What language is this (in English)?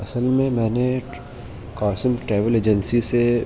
Urdu